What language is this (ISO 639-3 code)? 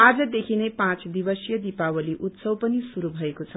nep